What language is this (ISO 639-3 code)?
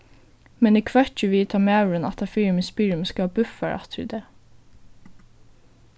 fao